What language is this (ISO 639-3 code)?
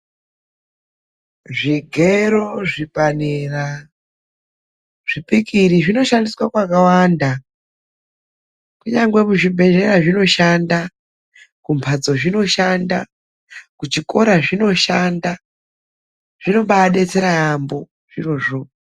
ndc